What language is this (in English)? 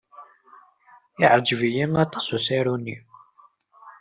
Kabyle